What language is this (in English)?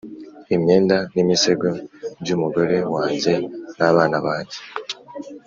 Kinyarwanda